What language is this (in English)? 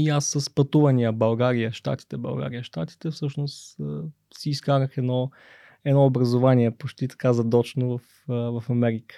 Bulgarian